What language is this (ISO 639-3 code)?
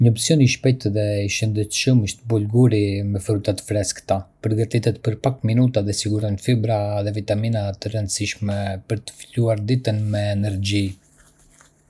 aae